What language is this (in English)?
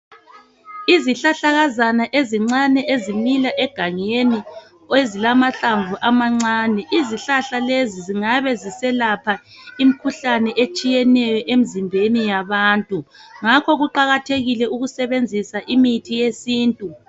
North Ndebele